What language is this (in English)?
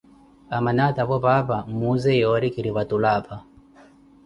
Koti